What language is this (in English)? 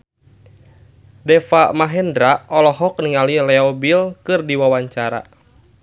Sundanese